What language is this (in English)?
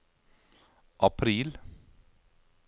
Norwegian